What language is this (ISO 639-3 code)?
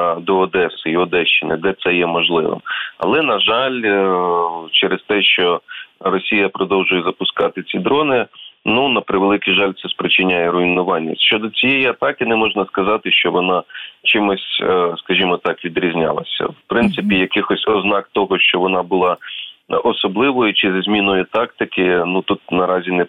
ukr